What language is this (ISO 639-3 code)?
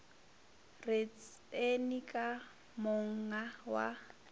nso